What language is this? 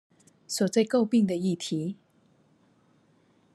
Chinese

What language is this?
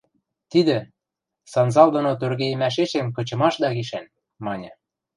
Western Mari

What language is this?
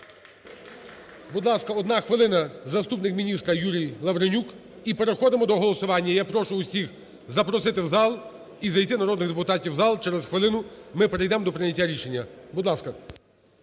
Ukrainian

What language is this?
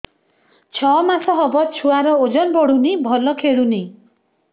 Odia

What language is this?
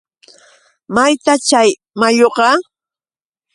Yauyos Quechua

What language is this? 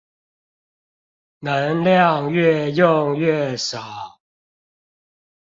Chinese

